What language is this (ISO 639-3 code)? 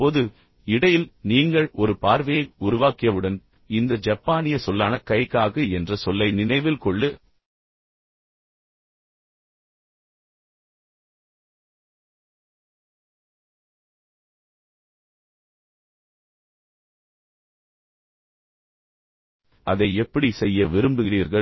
tam